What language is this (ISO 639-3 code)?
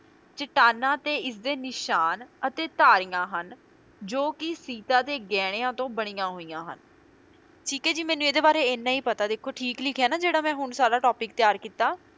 pan